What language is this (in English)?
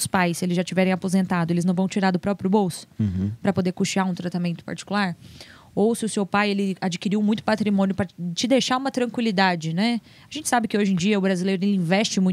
Portuguese